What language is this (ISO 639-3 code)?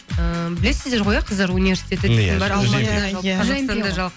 kaz